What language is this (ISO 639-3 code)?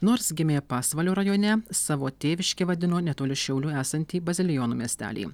lit